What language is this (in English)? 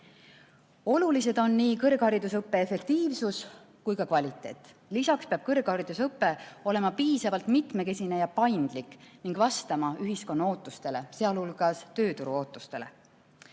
Estonian